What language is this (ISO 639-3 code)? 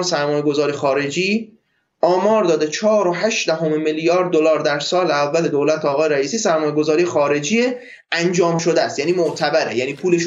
fas